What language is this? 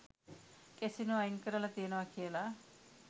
Sinhala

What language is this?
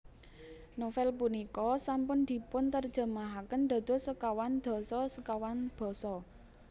Javanese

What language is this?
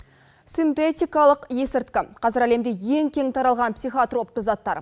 Kazakh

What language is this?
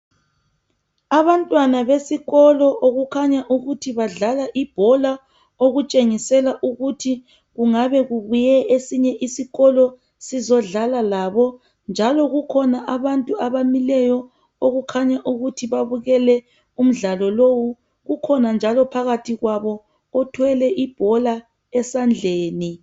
North Ndebele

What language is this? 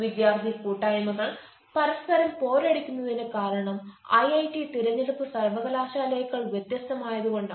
Malayalam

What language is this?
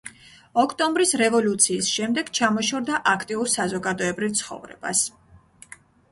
Georgian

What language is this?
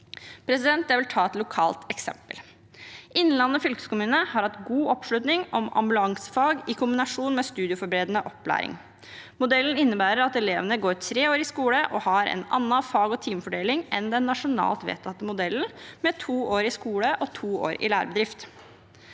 Norwegian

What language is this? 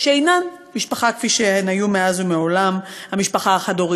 Hebrew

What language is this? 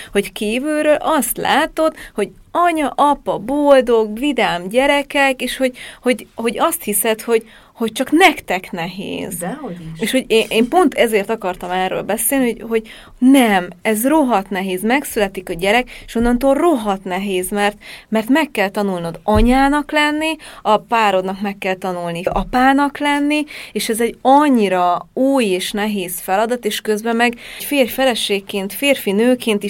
Hungarian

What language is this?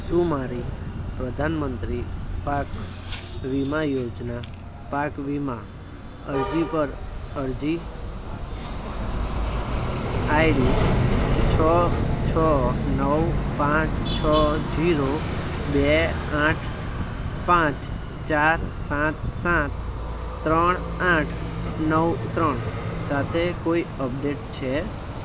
Gujarati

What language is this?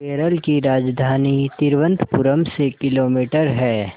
Hindi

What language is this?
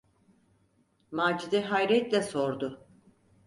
Turkish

